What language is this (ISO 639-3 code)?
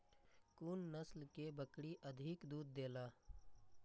mai